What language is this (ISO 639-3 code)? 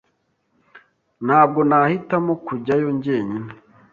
kin